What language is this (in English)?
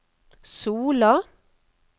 Norwegian